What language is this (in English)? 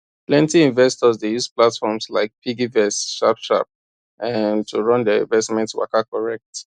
Nigerian Pidgin